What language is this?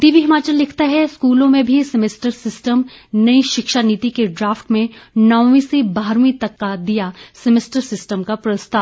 Hindi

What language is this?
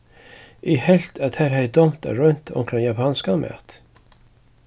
Faroese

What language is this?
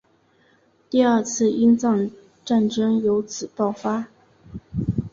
Chinese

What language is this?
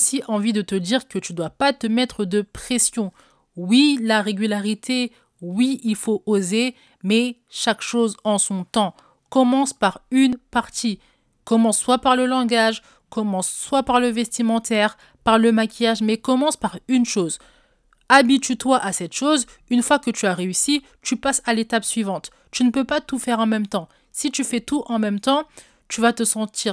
French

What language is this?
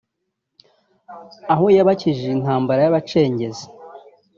Kinyarwanda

